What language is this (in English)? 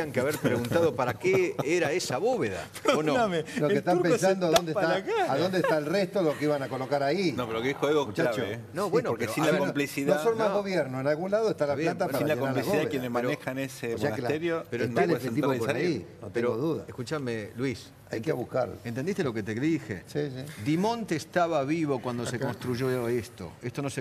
Spanish